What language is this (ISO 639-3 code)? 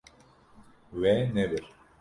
kur